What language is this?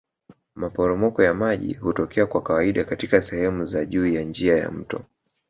Swahili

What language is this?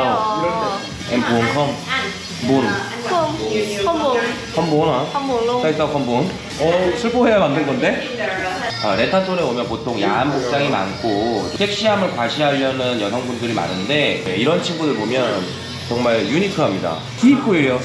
Korean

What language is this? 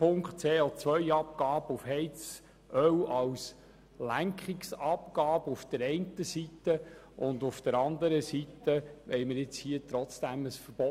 Swiss German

